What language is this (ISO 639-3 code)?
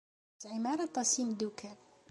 kab